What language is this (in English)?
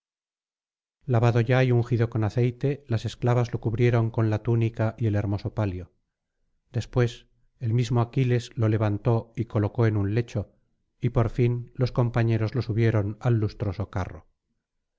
Spanish